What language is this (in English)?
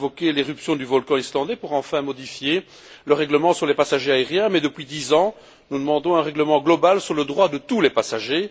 French